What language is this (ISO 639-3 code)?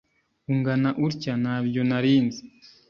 kin